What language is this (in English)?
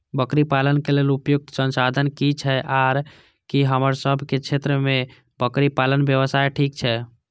Maithili